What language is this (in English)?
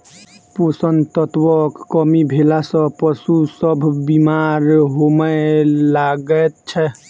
Maithili